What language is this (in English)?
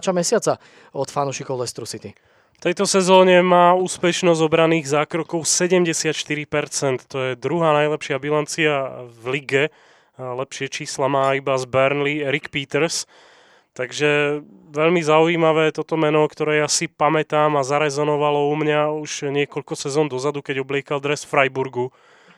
Slovak